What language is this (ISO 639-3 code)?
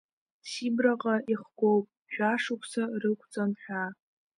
abk